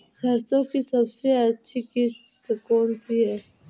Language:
Hindi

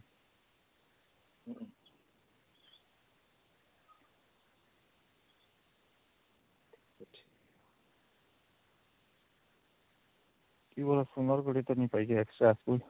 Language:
Odia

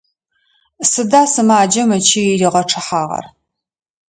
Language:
Adyghe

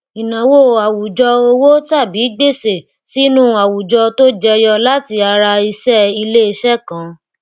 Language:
Yoruba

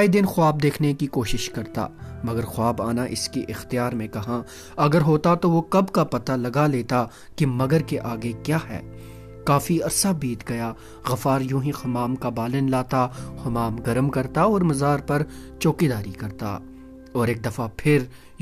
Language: Urdu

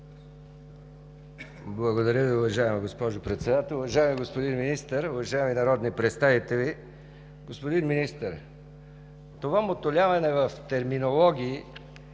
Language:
Bulgarian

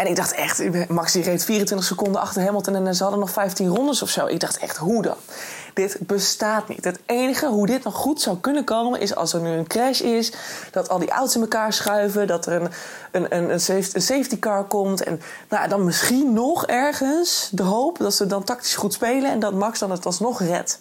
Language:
Dutch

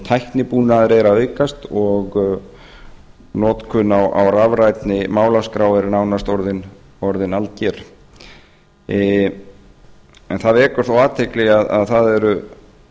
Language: Icelandic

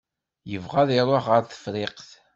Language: Kabyle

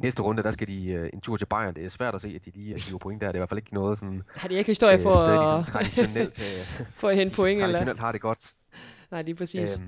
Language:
Danish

